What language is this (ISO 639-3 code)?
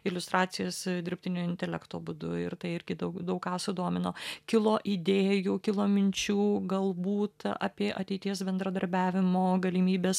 lit